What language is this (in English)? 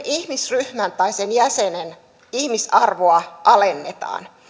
Finnish